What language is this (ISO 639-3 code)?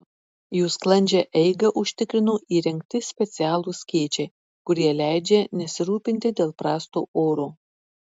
lit